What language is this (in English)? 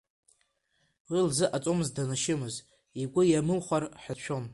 Abkhazian